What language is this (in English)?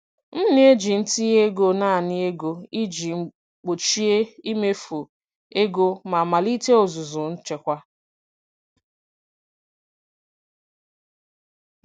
Igbo